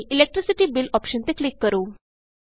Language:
Punjabi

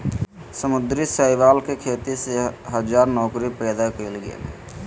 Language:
Magahi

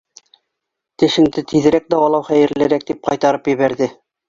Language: Bashkir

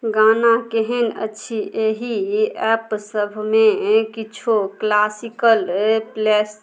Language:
Maithili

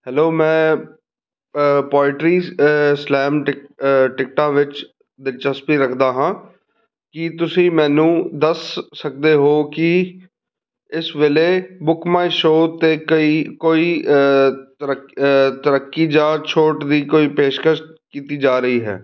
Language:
Punjabi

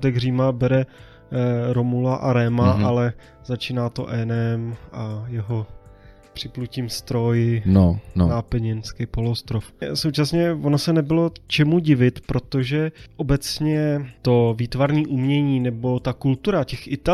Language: Czech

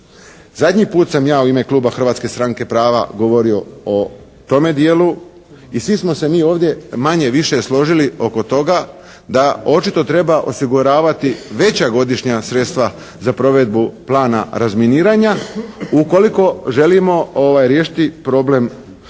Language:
Croatian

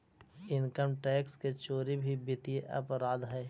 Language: Magahi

